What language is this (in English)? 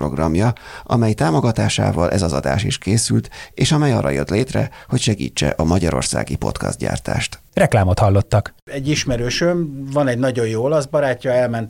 Hungarian